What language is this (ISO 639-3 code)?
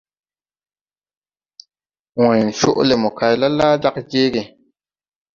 tui